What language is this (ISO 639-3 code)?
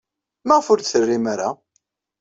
kab